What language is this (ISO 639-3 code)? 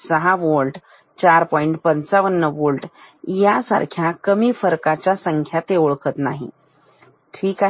mar